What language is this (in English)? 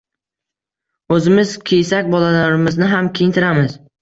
Uzbek